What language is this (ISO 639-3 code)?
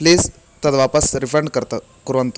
san